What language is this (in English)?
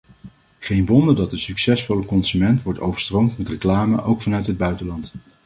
Dutch